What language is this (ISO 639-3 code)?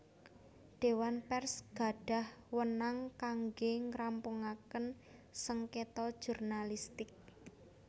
jav